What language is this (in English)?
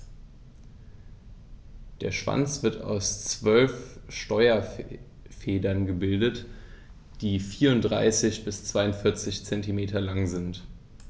German